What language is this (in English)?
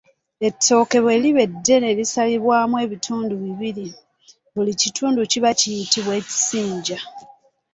Ganda